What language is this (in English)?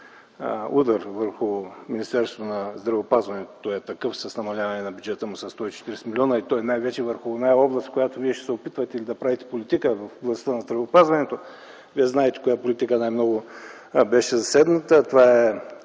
Bulgarian